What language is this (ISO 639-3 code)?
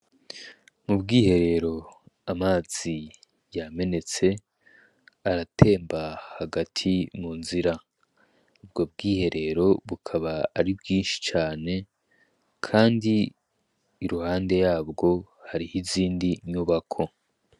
run